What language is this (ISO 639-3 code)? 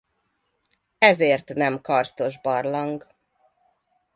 hun